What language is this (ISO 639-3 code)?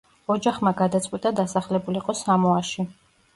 kat